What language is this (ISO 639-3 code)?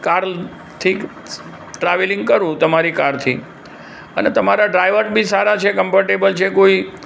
guj